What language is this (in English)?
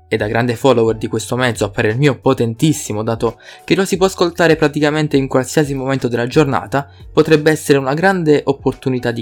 Italian